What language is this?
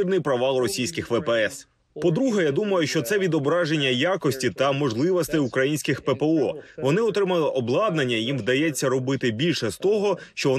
Ukrainian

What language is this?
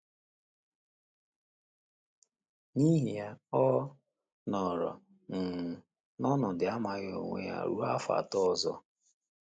Igbo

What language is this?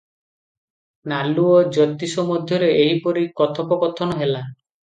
Odia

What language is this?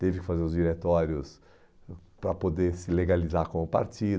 Portuguese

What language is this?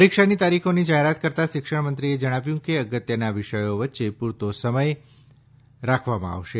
Gujarati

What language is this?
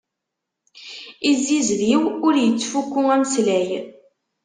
Kabyle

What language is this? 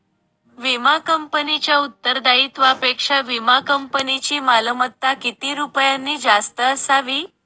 Marathi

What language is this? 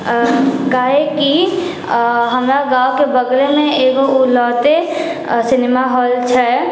Maithili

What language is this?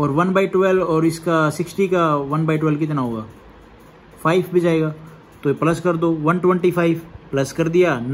Hindi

